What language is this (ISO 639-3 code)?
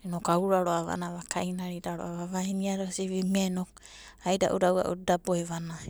kbt